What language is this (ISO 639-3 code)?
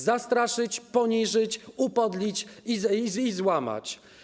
pol